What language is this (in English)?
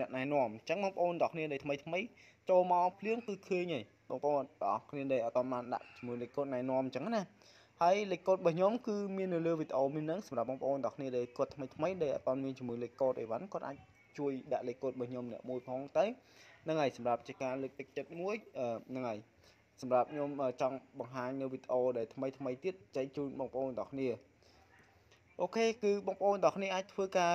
Vietnamese